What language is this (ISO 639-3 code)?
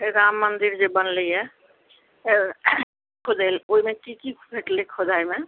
mai